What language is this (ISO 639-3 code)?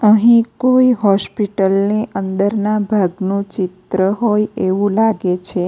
guj